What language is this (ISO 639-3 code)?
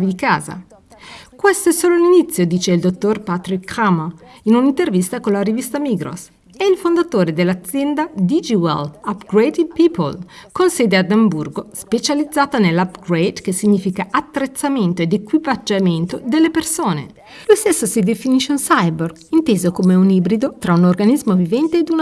ita